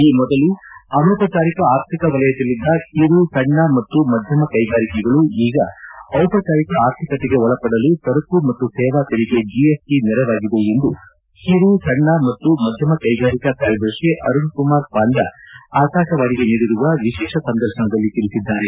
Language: Kannada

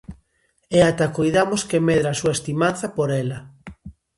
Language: Galician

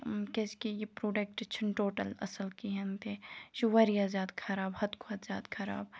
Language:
Kashmiri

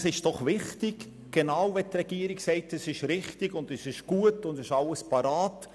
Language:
Swiss German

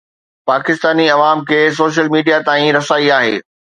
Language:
Sindhi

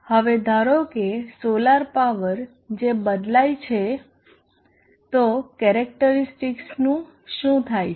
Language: Gujarati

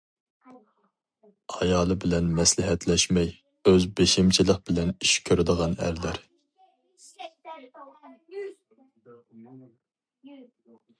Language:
Uyghur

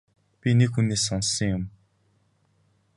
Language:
Mongolian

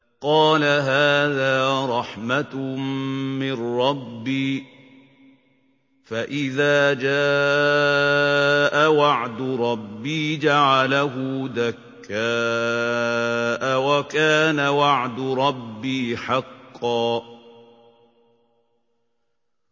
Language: Arabic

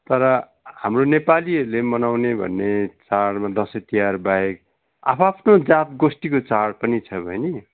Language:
Nepali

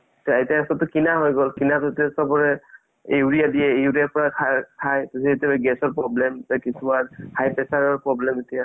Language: Assamese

